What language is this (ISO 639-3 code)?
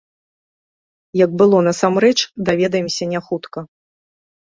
bel